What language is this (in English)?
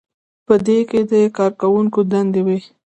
Pashto